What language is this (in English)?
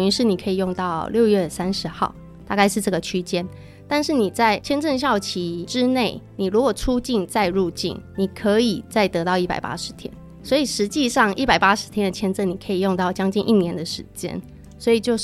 Chinese